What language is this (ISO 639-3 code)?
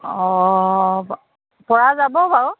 asm